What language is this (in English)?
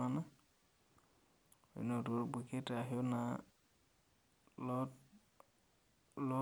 Masai